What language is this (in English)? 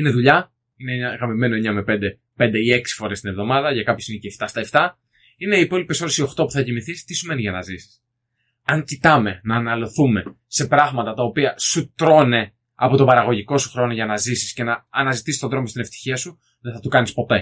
Greek